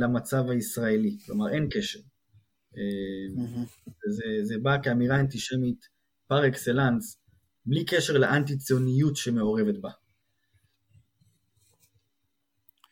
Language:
Hebrew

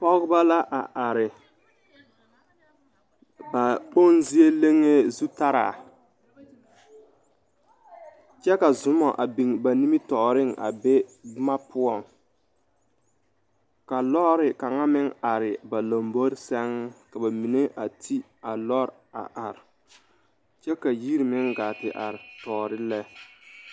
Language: Southern Dagaare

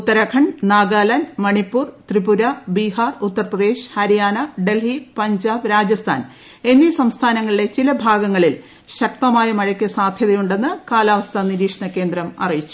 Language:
Malayalam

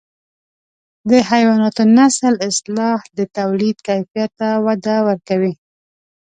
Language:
Pashto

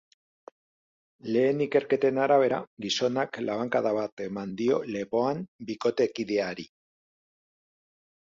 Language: Basque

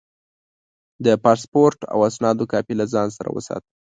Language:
Pashto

